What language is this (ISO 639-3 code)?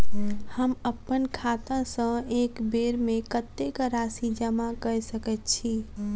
mai